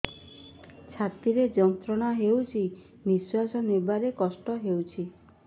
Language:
Odia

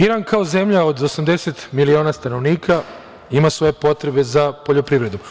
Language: Serbian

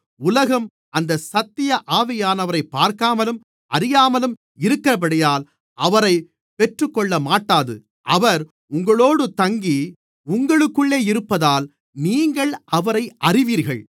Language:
Tamil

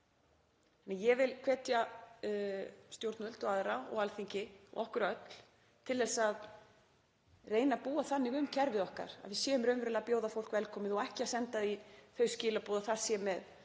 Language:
Icelandic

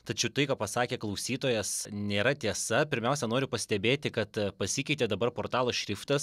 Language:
Lithuanian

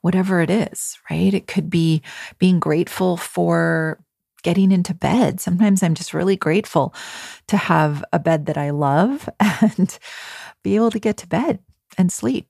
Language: English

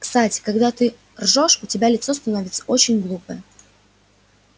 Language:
Russian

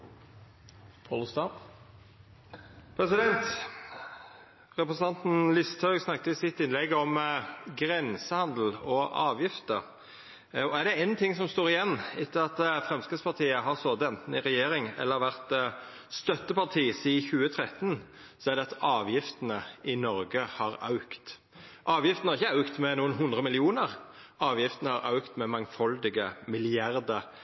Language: Norwegian Nynorsk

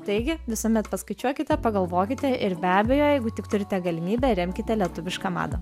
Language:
Lithuanian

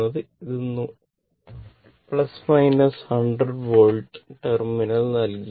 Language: Malayalam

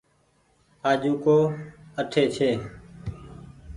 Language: Goaria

